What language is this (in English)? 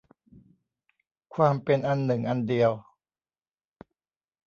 Thai